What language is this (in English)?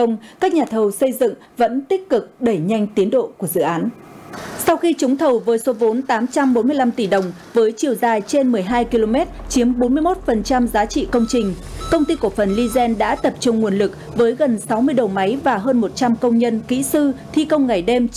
Vietnamese